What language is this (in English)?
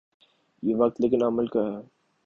Urdu